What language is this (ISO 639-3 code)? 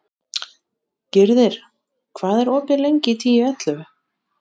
isl